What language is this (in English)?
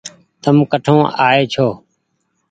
Goaria